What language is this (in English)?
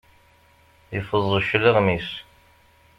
Kabyle